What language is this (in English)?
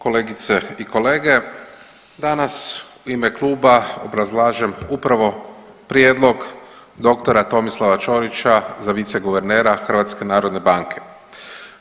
Croatian